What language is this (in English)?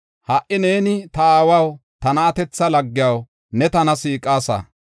Gofa